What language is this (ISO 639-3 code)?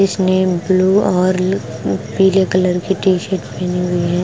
hin